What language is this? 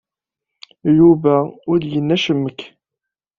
Kabyle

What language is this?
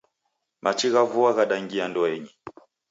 Taita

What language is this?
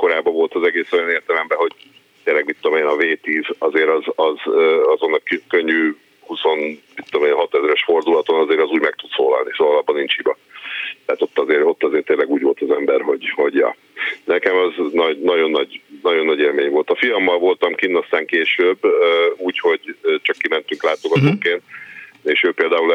Hungarian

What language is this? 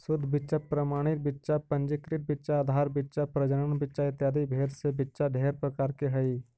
Magahi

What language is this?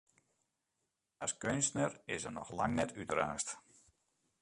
Western Frisian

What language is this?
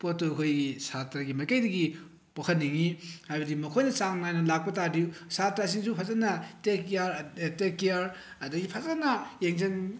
Manipuri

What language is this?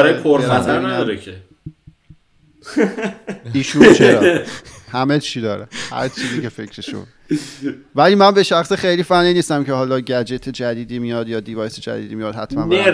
Persian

